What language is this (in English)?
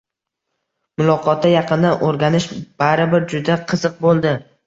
Uzbek